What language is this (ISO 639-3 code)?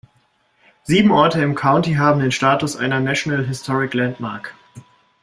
deu